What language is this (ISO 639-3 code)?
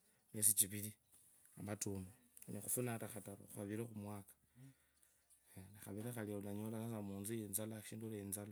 lkb